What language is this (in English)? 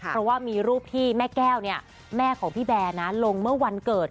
Thai